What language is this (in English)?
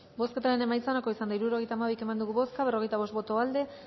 Basque